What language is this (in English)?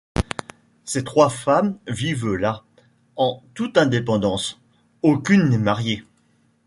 French